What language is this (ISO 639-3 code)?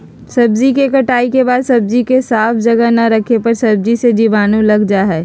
mag